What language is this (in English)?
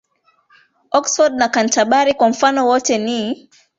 Swahili